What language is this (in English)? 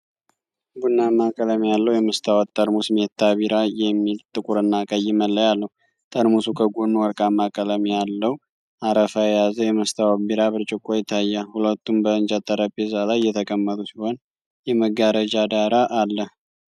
Amharic